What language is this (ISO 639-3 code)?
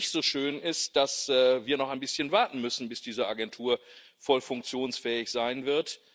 deu